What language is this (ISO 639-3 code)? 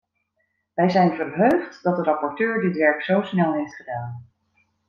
nld